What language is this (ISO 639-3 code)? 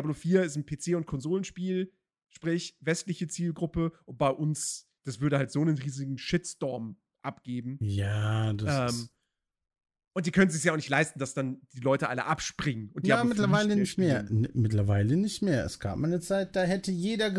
deu